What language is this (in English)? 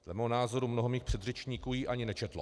Czech